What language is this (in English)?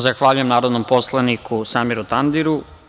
Serbian